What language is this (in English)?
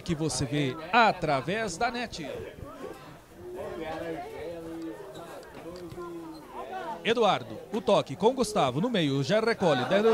Portuguese